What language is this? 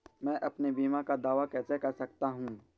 Hindi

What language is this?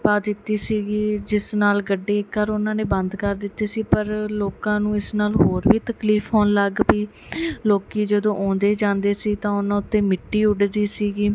Punjabi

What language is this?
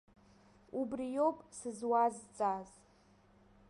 Abkhazian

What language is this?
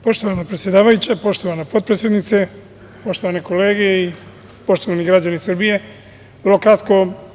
Serbian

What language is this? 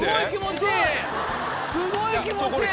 Japanese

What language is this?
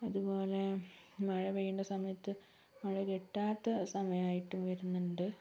Malayalam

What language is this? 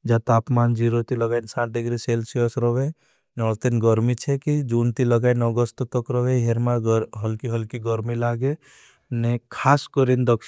Bhili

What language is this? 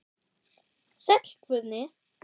Icelandic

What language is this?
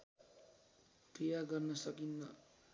Nepali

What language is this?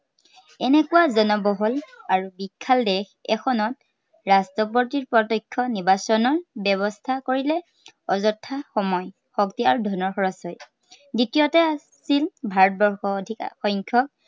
Assamese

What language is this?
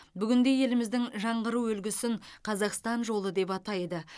Kazakh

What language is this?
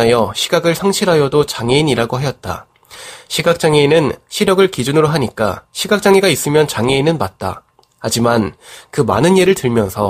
Korean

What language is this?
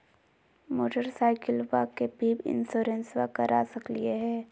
Magahi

